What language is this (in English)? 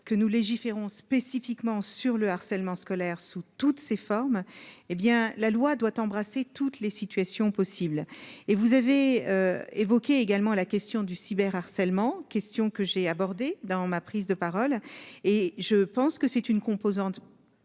French